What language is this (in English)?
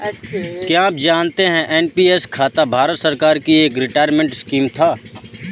Hindi